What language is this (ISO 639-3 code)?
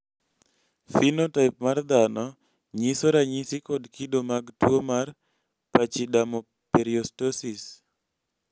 luo